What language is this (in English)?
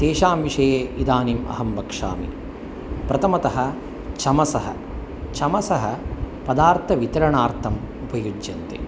Sanskrit